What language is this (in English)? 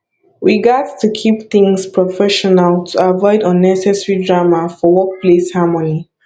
Nigerian Pidgin